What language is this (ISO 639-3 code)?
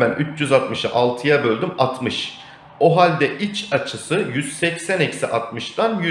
tur